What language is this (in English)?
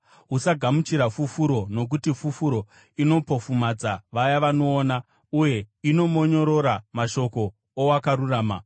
Shona